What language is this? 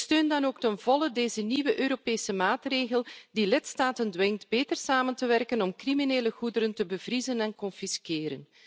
Dutch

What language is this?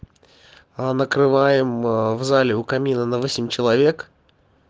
Russian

